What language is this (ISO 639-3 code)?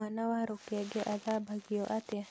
kik